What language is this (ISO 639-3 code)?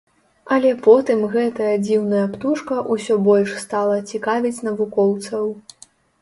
bel